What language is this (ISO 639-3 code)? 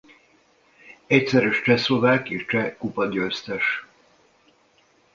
hun